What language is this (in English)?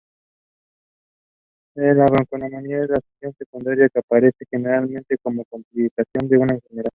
Spanish